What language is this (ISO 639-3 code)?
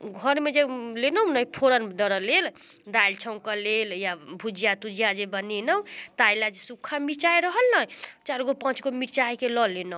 mai